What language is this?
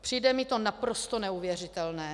Czech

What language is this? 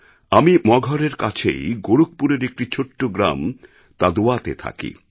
Bangla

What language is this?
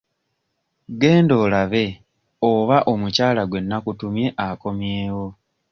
Ganda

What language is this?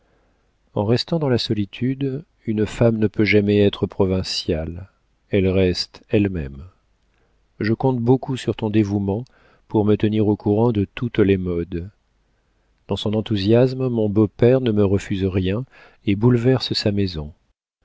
French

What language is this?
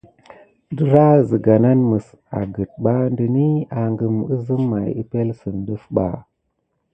Gidar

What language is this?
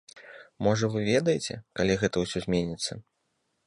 Belarusian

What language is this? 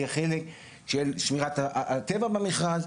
Hebrew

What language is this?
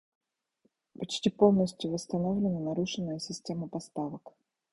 Russian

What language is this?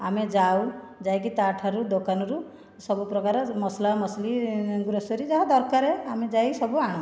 Odia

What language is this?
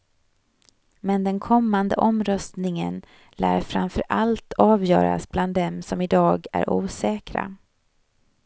Swedish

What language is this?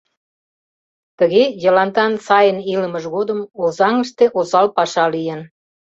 Mari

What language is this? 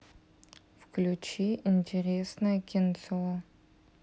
Russian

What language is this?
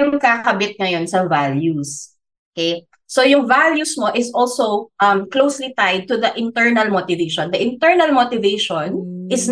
Filipino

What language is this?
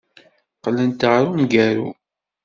Kabyle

